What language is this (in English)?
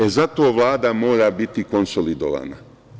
Serbian